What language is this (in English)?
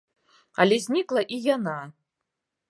Belarusian